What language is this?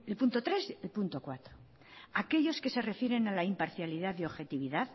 Spanish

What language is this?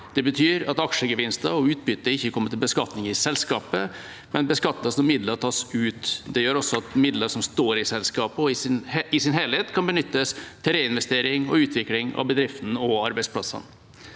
Norwegian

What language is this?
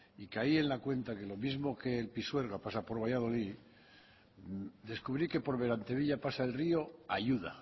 Spanish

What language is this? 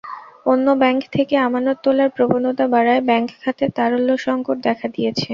Bangla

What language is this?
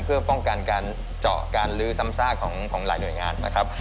Thai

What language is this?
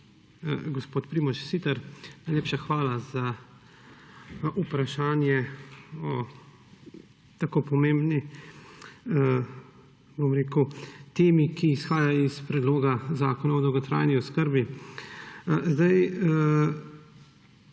Slovenian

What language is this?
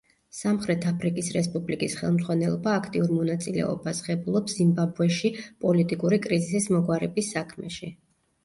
Georgian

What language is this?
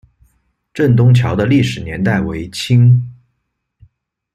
Chinese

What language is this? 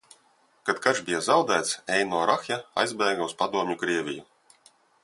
Latvian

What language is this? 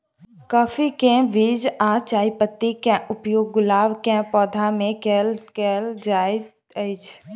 Maithili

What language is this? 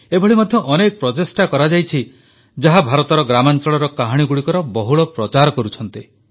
Odia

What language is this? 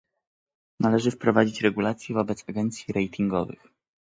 Polish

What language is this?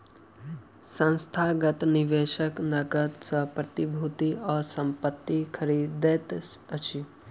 Maithili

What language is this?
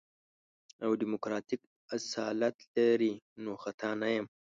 Pashto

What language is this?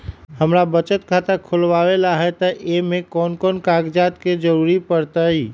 Magahi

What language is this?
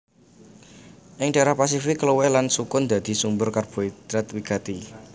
Javanese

